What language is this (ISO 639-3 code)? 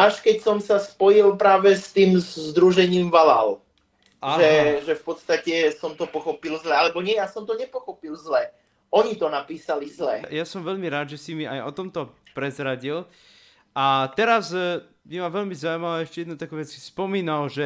slk